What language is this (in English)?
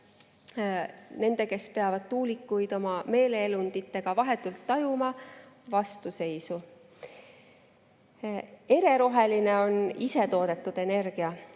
Estonian